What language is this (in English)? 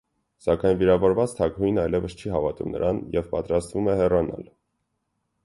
Armenian